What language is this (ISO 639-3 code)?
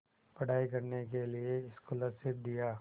hin